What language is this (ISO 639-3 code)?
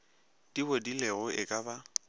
nso